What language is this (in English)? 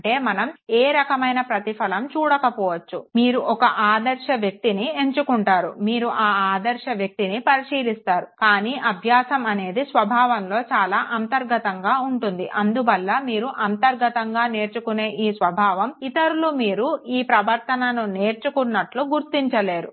Telugu